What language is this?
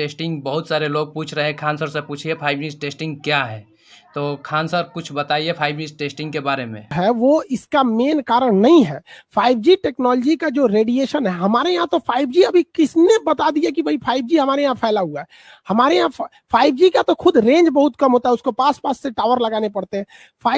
Hindi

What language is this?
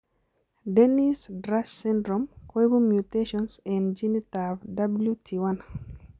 Kalenjin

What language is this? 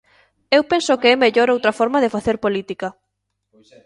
Galician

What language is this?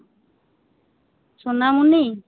Santali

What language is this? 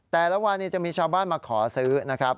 Thai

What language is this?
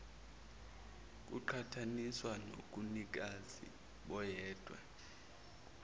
Zulu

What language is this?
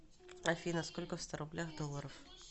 Russian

